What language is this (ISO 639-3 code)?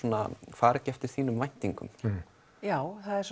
isl